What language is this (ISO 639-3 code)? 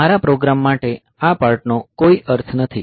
guj